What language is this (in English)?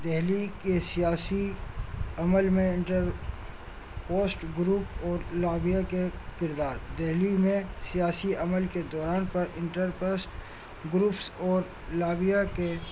Urdu